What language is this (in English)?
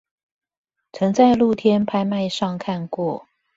Chinese